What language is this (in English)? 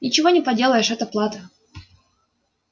Russian